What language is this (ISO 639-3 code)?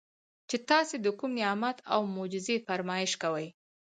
pus